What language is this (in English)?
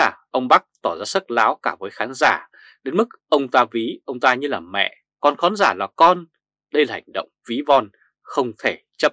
Vietnamese